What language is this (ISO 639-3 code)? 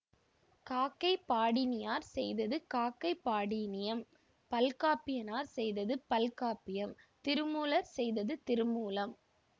tam